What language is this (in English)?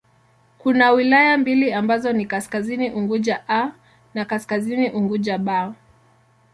Swahili